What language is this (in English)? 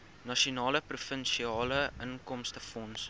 Afrikaans